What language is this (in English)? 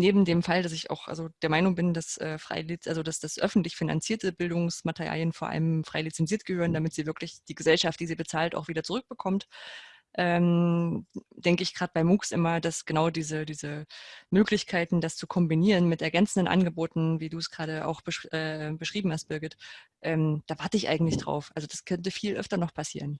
German